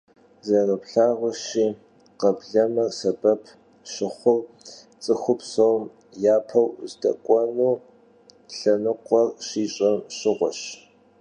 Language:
Kabardian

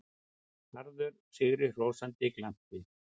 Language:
Icelandic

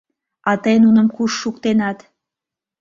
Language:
Mari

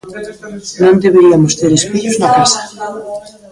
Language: Galician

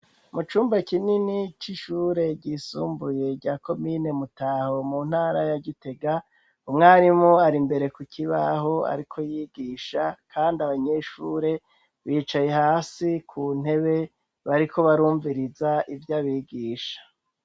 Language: Rundi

